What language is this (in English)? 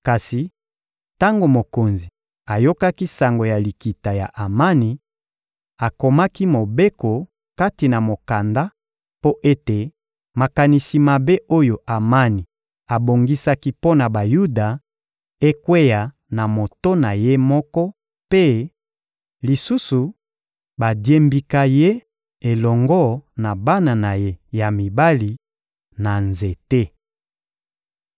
Lingala